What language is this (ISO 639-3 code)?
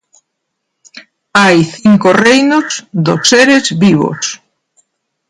glg